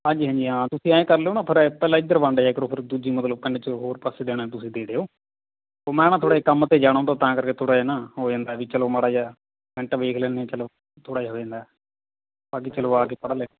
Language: Punjabi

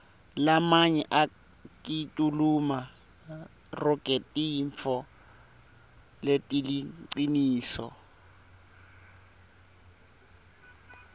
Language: Swati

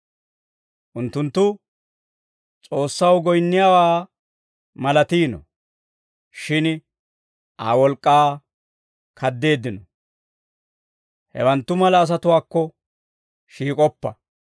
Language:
Dawro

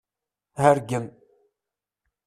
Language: Kabyle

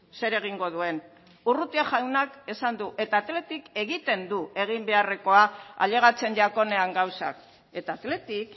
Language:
Basque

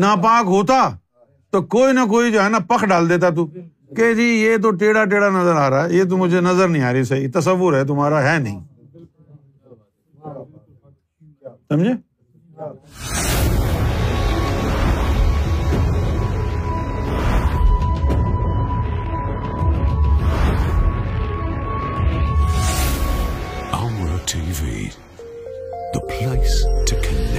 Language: Urdu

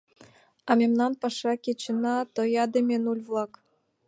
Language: Mari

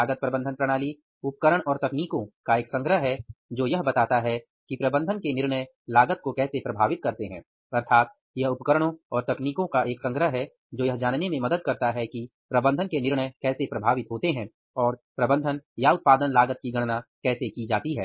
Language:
Hindi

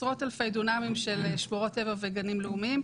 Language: Hebrew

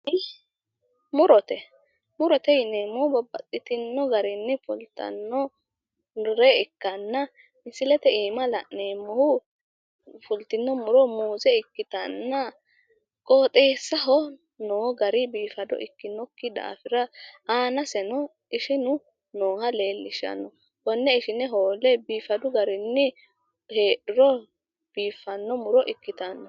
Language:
Sidamo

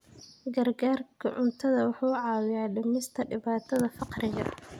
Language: Somali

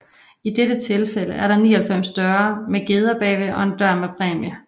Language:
Danish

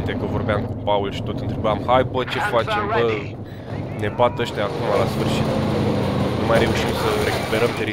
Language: Romanian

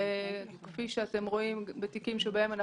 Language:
Hebrew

